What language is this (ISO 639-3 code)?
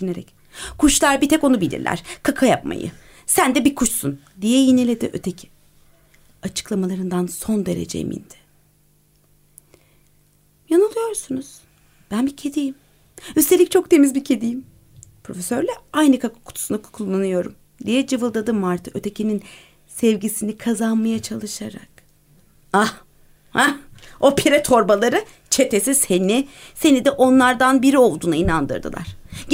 tur